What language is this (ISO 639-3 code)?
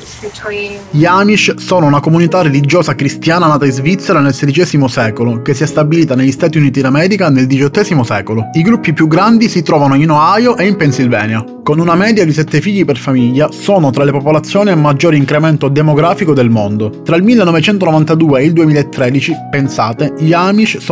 ita